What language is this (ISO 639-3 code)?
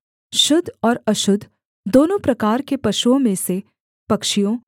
hin